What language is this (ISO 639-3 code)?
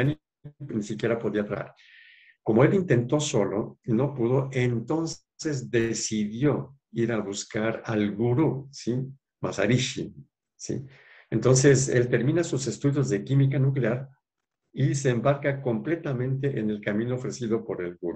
spa